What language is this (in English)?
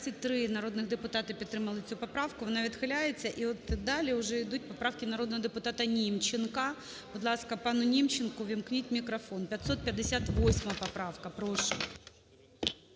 Ukrainian